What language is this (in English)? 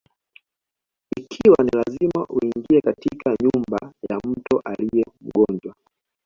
Swahili